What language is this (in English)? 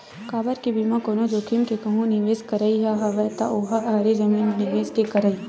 Chhattisgarhi